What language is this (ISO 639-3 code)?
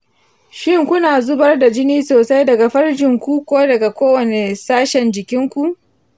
hau